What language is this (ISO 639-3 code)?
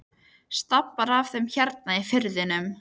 isl